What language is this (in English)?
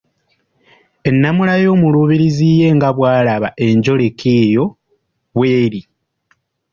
Ganda